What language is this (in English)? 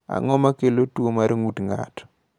Luo (Kenya and Tanzania)